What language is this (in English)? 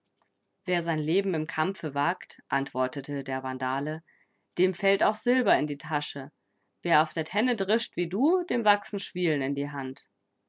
German